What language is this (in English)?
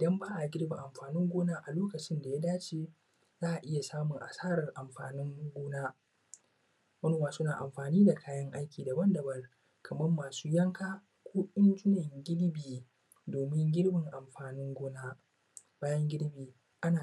Hausa